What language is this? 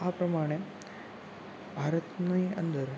Gujarati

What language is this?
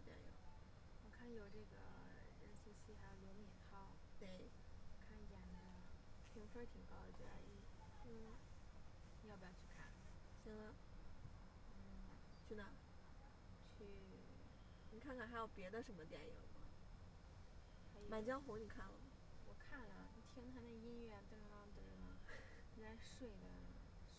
Chinese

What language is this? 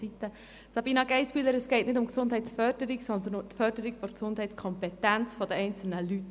Swiss German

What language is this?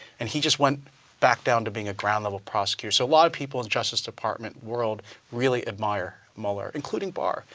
English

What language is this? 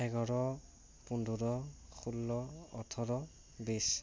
Assamese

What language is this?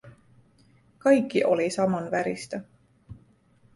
Finnish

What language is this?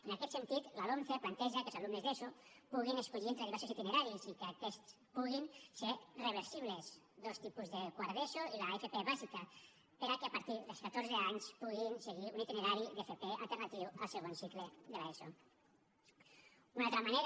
Catalan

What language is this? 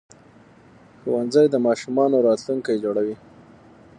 Pashto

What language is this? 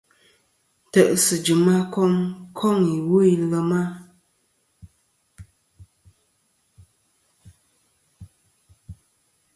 Kom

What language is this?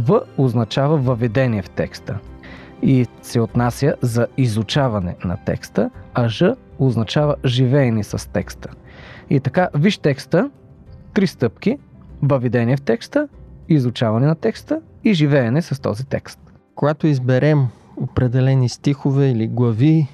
Bulgarian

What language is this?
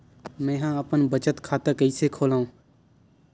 Chhattisgarhi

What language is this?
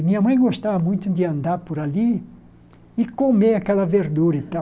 Portuguese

